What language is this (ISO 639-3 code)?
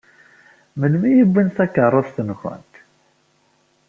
kab